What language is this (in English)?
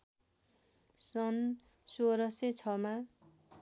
Nepali